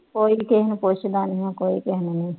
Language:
Punjabi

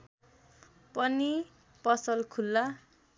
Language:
Nepali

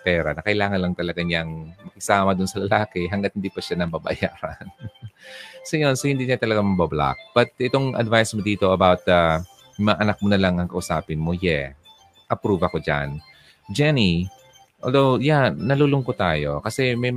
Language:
Filipino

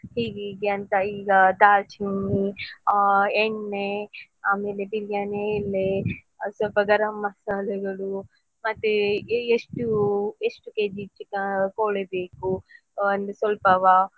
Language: Kannada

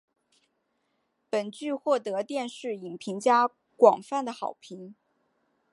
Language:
Chinese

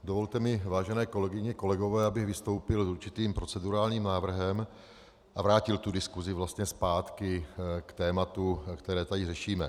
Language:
Czech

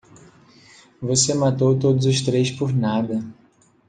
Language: Portuguese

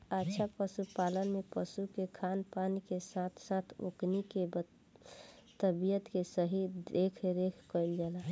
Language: Bhojpuri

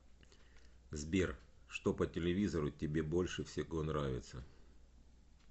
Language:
Russian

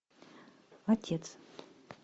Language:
Russian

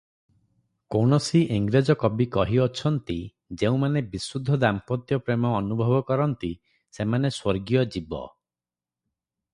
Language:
Odia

